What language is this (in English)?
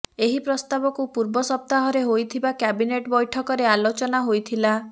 Odia